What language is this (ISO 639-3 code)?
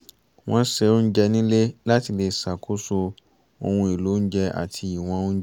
yor